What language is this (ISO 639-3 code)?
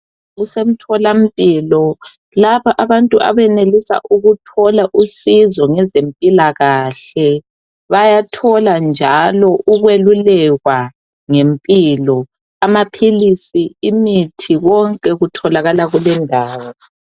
nde